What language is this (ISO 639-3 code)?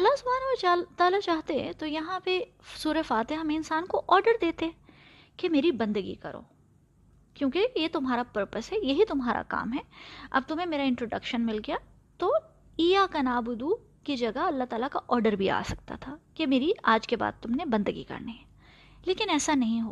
urd